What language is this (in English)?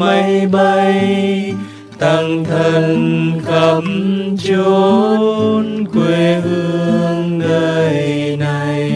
Vietnamese